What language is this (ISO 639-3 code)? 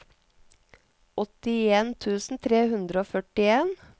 nor